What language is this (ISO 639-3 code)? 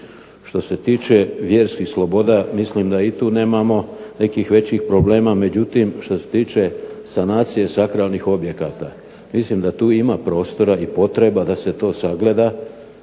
hrv